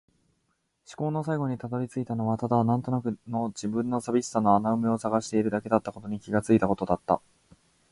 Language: Japanese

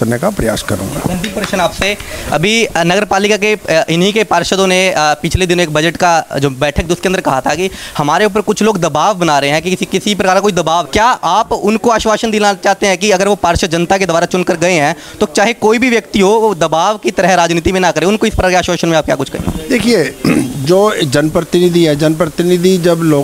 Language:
Hindi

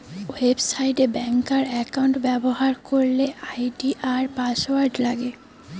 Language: Bangla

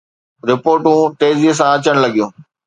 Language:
Sindhi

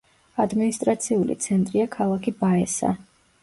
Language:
Georgian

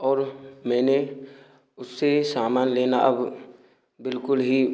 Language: Hindi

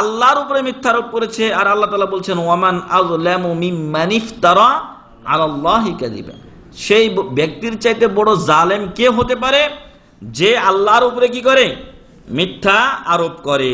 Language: Arabic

